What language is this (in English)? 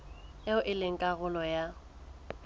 Southern Sotho